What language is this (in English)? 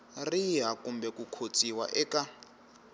Tsonga